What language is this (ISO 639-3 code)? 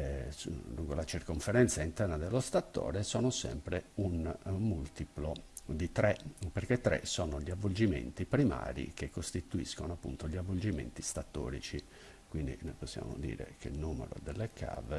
ita